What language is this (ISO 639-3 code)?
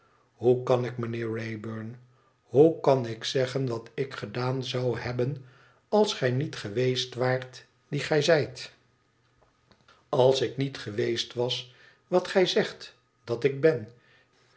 nld